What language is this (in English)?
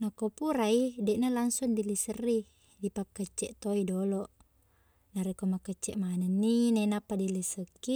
Buginese